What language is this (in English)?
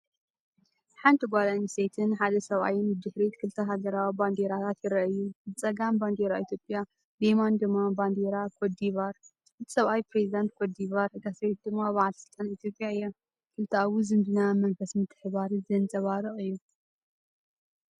Tigrinya